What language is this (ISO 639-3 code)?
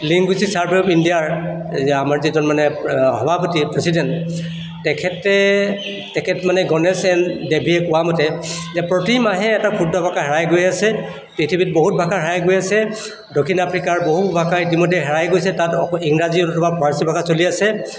asm